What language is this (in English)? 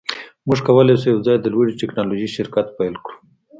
Pashto